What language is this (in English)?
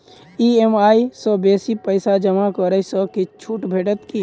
Maithili